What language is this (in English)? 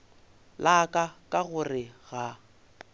Northern Sotho